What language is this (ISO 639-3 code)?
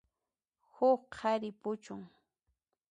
qxp